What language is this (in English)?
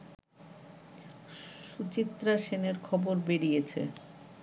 Bangla